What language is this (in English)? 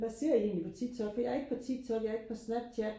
Danish